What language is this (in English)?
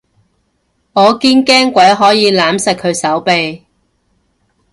Cantonese